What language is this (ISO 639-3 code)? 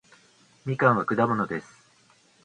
jpn